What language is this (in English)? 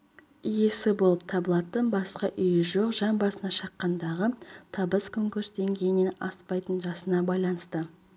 Kazakh